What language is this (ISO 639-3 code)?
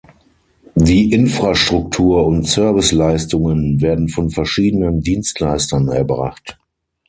deu